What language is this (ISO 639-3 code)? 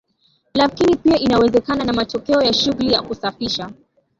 swa